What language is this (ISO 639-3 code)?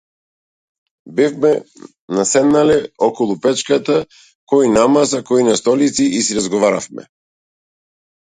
mkd